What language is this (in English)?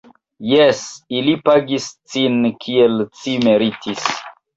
Esperanto